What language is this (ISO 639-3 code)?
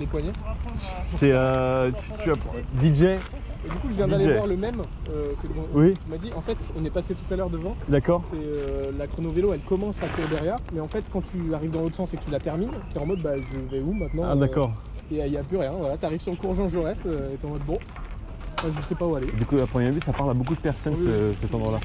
fra